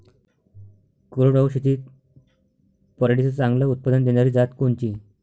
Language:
Marathi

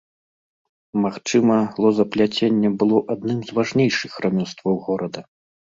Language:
Belarusian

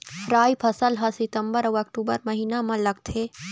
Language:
Chhattisgarhi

